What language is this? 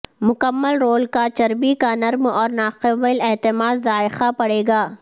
Urdu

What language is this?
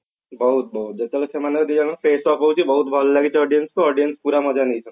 Odia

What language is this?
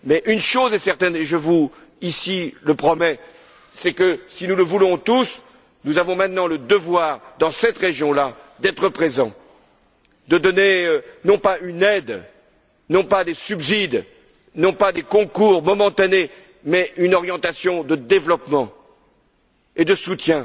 French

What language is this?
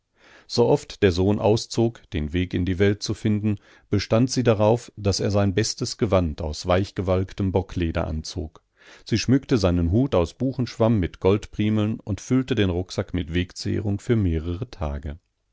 German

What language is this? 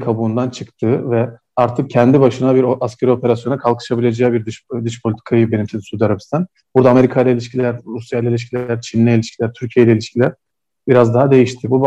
Turkish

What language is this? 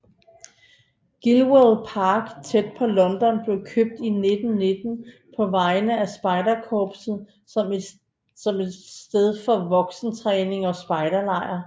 Danish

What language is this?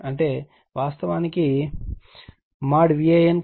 Telugu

